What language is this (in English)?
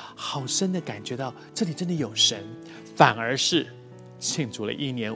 Chinese